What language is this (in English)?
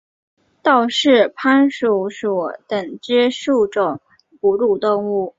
Chinese